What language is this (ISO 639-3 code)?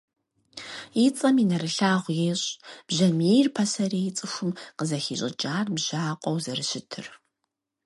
kbd